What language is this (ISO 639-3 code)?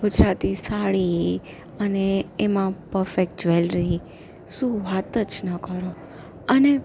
guj